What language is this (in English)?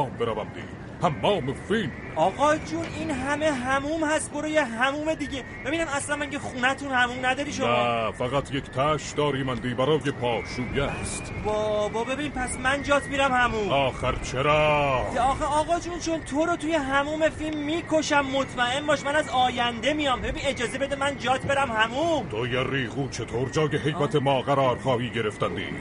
Persian